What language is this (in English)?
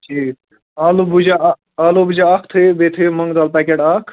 Kashmiri